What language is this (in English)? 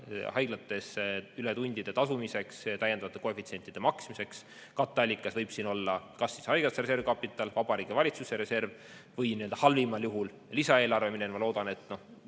Estonian